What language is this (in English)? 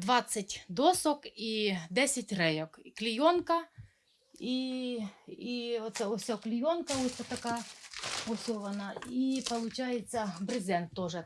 Ukrainian